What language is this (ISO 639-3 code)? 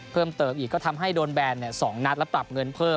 tha